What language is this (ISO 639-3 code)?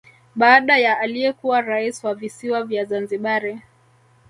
swa